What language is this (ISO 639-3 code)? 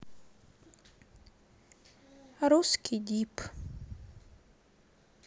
rus